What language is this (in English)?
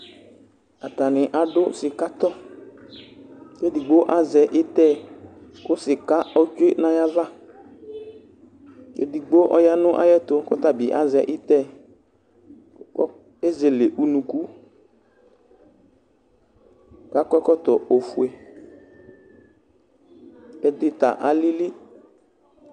Ikposo